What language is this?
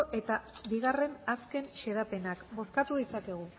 Basque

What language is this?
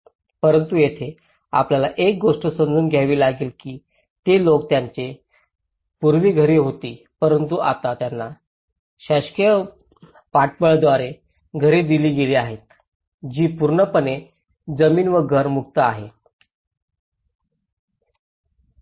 Marathi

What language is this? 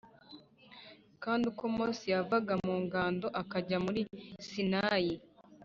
Kinyarwanda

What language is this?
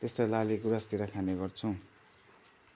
Nepali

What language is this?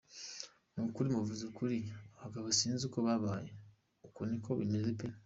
Kinyarwanda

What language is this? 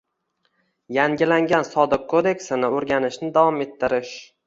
Uzbek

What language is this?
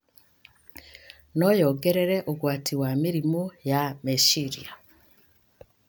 Kikuyu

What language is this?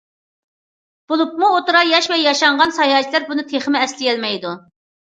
Uyghur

